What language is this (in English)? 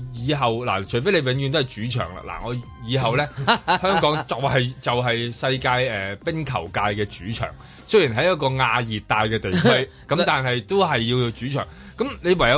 Chinese